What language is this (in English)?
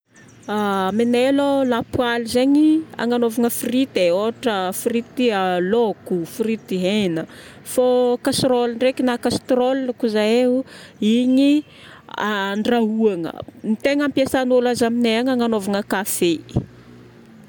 Northern Betsimisaraka Malagasy